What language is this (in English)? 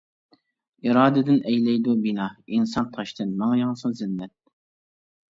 Uyghur